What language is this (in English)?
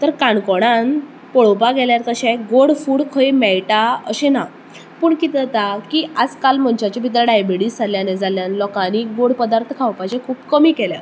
Konkani